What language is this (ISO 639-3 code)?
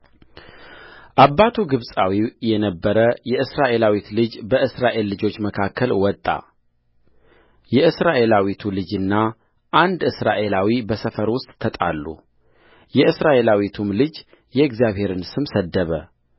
amh